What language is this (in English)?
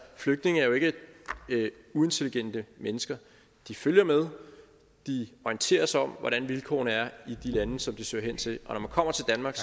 Danish